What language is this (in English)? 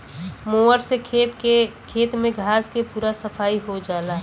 Bhojpuri